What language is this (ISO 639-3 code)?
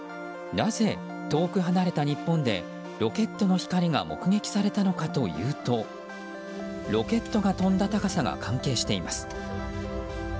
jpn